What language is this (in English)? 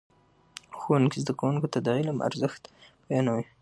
Pashto